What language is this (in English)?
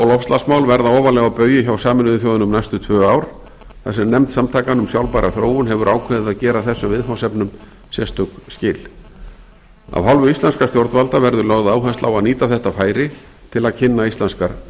Icelandic